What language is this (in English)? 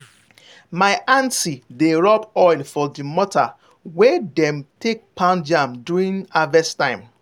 Nigerian Pidgin